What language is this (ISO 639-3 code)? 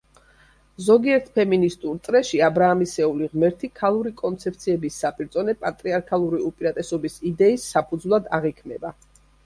kat